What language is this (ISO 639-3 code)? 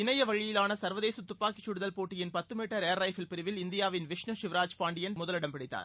tam